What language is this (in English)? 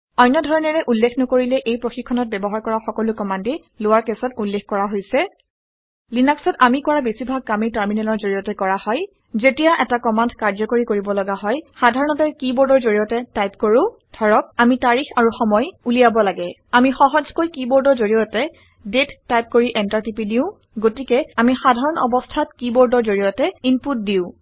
Assamese